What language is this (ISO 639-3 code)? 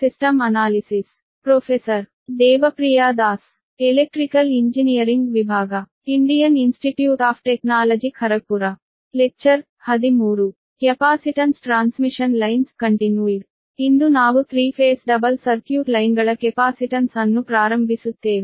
kan